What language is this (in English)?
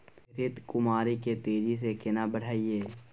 Maithili